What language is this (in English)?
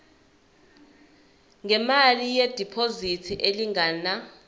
Zulu